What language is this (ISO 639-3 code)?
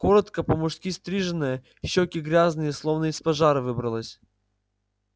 rus